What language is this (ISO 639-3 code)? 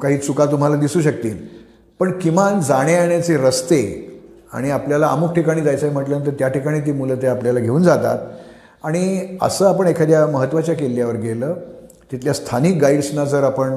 mar